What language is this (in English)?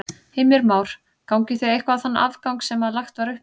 Icelandic